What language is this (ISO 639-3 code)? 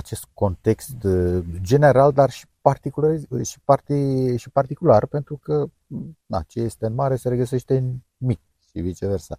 ron